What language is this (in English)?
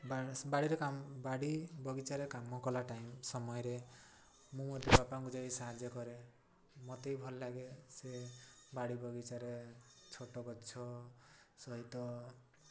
Odia